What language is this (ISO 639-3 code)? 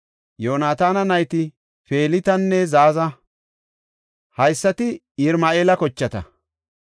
gof